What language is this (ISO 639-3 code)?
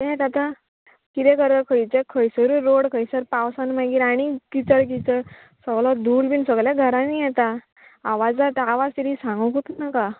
kok